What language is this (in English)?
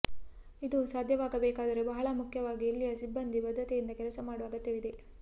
Kannada